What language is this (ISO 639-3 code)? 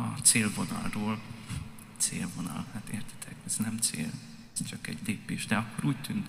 hun